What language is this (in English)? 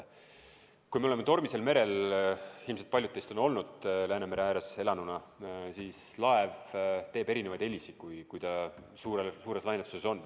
Estonian